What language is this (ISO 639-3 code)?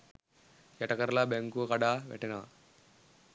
sin